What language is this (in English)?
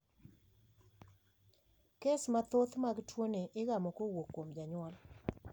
Luo (Kenya and Tanzania)